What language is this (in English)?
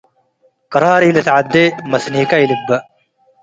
Tigre